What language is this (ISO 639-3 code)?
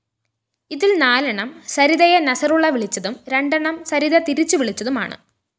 mal